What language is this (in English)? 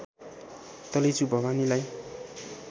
Nepali